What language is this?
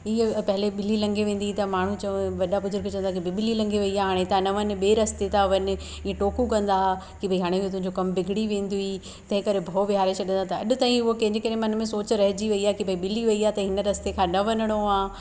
Sindhi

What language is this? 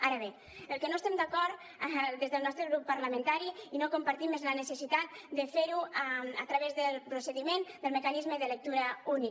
Catalan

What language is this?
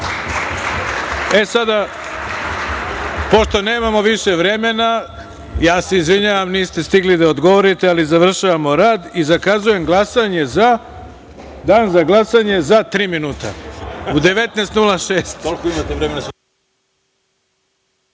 Serbian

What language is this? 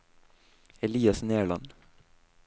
Norwegian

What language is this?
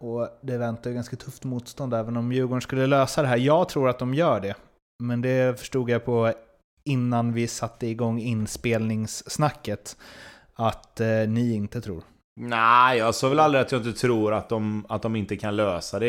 Swedish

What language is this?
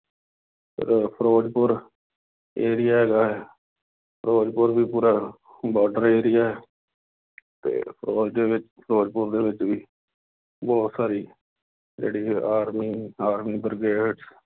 Punjabi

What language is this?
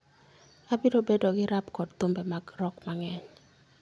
Luo (Kenya and Tanzania)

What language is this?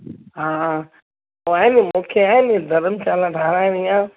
Sindhi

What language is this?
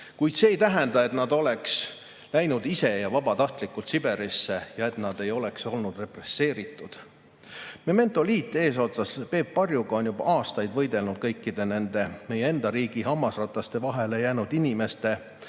Estonian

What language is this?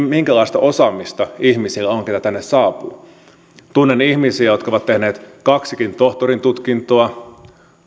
Finnish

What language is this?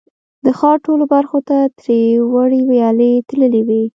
Pashto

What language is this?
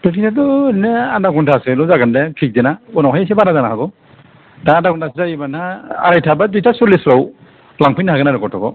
Bodo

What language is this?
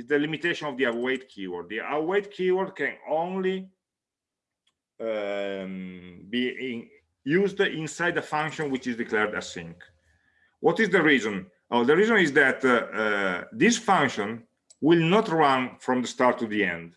English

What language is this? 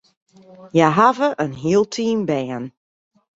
Western Frisian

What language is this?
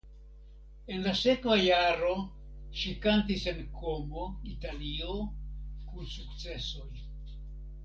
Esperanto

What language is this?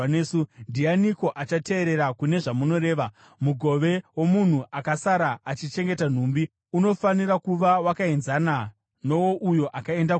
Shona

